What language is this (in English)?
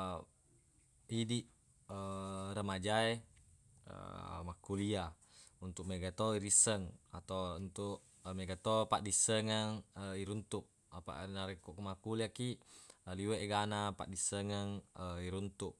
Buginese